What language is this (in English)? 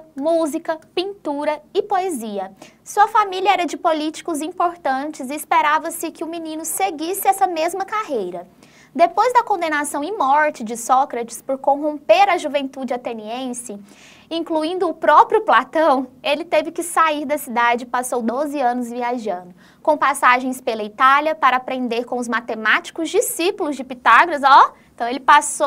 Portuguese